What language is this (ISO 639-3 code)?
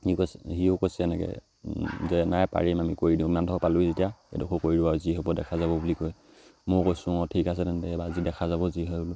asm